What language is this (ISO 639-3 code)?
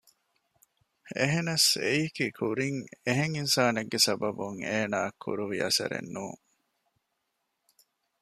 div